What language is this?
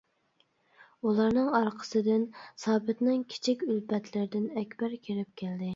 Uyghur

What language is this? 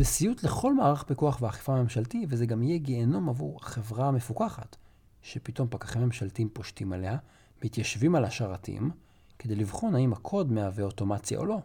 Hebrew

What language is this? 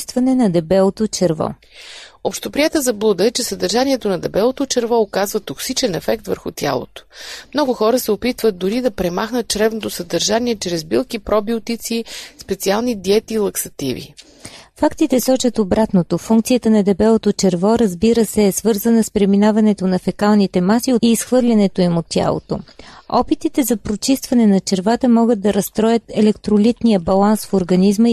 Bulgarian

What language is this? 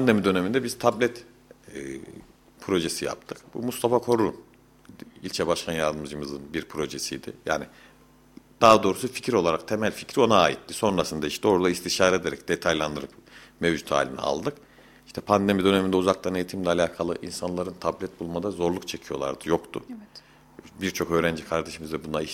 Turkish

